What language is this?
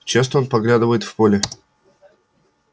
Russian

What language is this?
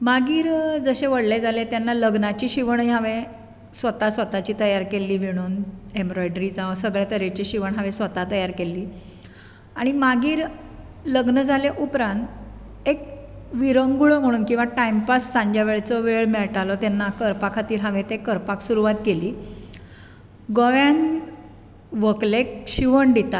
Konkani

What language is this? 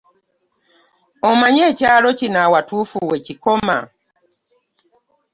Ganda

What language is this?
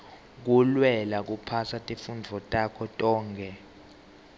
Swati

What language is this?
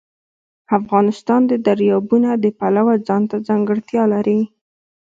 Pashto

